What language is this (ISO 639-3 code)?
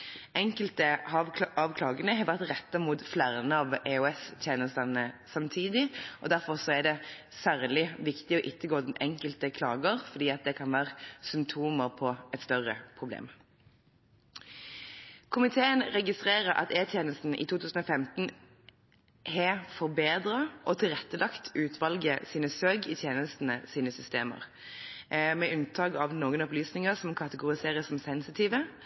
nob